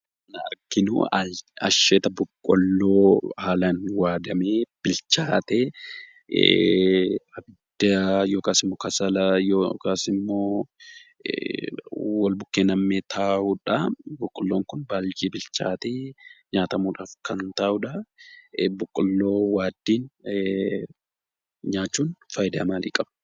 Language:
Oromo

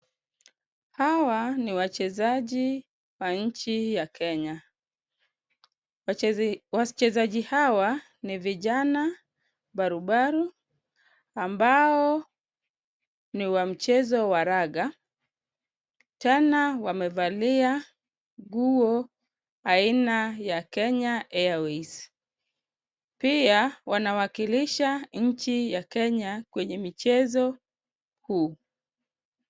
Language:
Swahili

